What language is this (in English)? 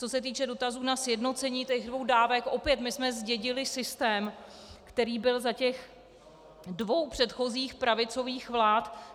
Czech